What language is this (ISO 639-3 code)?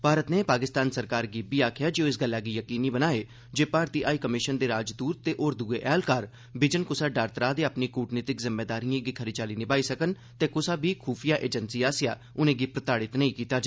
doi